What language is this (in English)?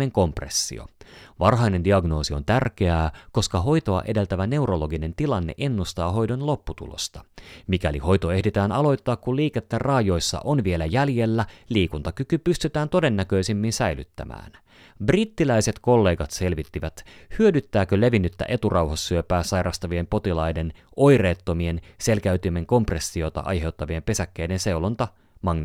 Finnish